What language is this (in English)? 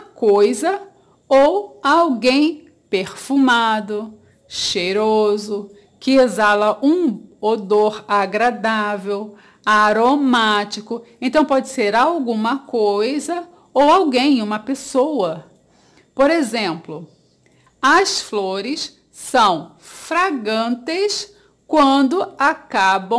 Portuguese